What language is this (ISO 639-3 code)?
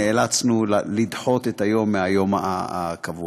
heb